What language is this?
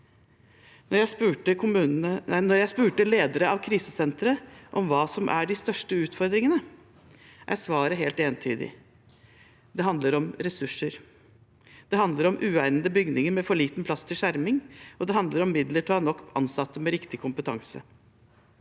Norwegian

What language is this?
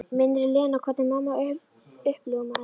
Icelandic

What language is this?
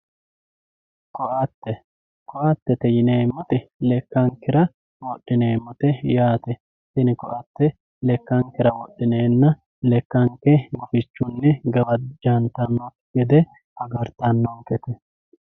Sidamo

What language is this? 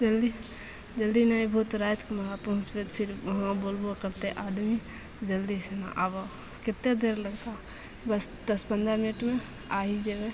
Maithili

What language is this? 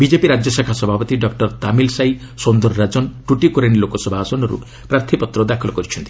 Odia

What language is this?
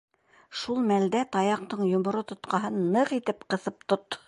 Bashkir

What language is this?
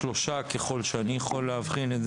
Hebrew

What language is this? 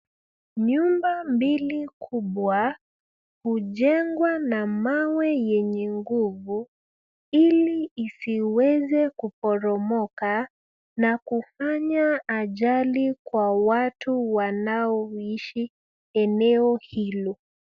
Swahili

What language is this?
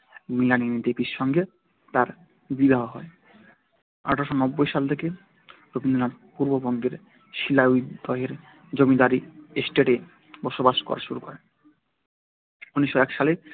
Bangla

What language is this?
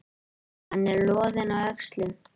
Icelandic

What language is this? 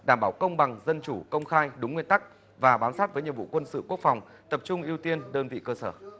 Vietnamese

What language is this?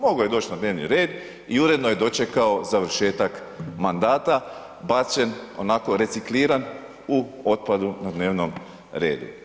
Croatian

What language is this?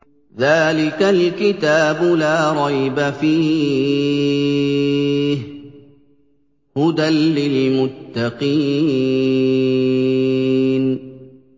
Arabic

